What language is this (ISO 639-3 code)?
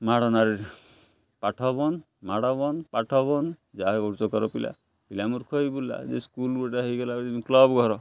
ori